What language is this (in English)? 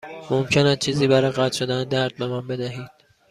Persian